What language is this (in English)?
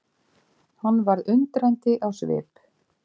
Icelandic